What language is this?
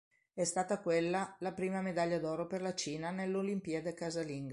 Italian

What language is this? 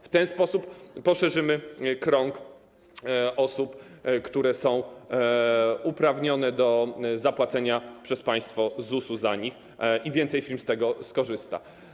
Polish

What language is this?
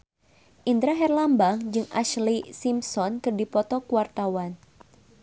Sundanese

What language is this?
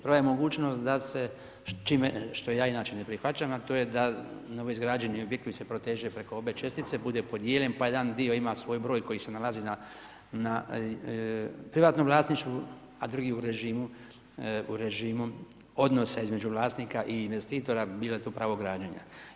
Croatian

